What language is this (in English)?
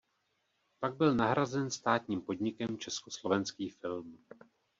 Czech